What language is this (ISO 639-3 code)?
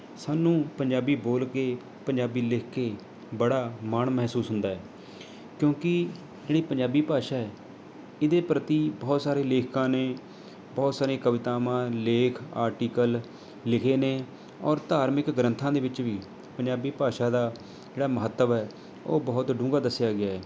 pan